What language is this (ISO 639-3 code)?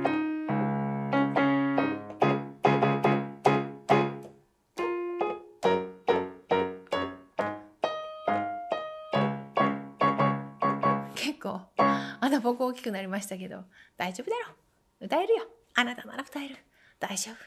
jpn